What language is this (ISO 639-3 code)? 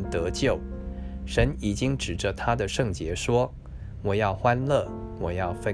zho